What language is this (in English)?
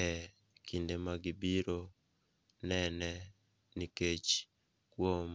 Luo (Kenya and Tanzania)